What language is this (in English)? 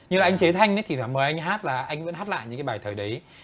Vietnamese